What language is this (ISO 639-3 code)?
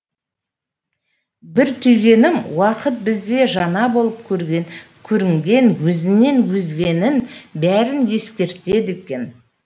kaz